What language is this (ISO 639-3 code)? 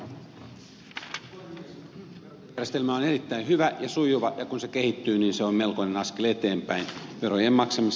fin